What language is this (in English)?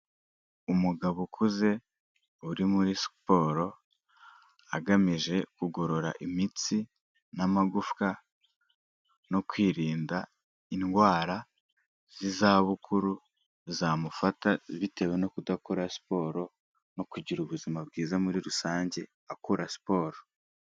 Kinyarwanda